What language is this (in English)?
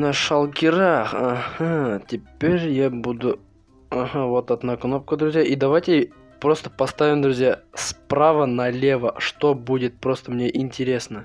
Russian